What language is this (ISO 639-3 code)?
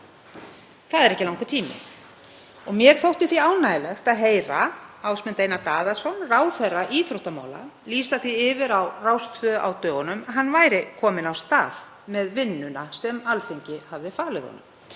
isl